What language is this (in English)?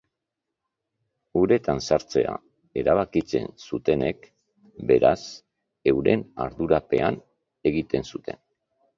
Basque